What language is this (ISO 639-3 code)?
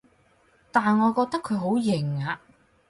yue